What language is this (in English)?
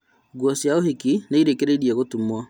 Kikuyu